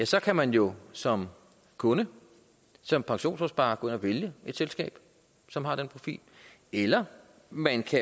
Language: Danish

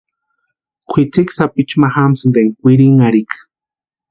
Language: Western Highland Purepecha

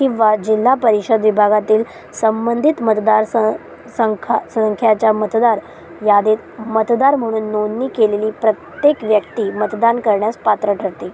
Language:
Marathi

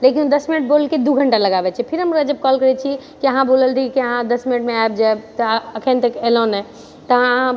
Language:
Maithili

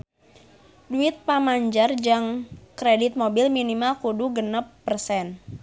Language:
Sundanese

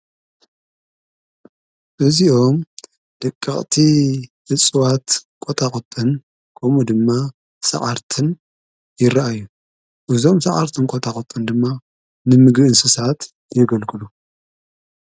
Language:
Tigrinya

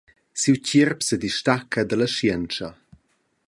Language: Romansh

